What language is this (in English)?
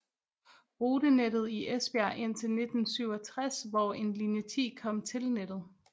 Danish